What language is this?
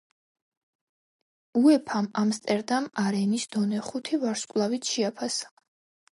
Georgian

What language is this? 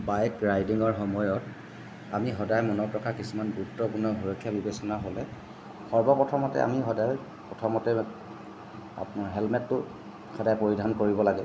Assamese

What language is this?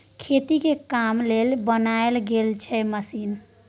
Maithili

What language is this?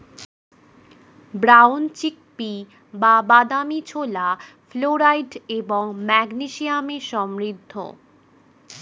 Bangla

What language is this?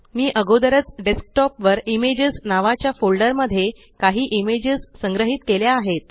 Marathi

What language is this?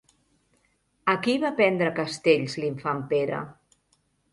Catalan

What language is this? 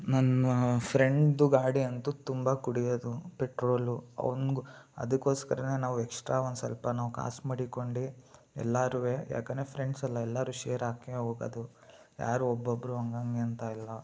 Kannada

